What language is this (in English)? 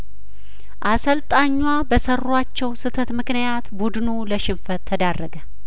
Amharic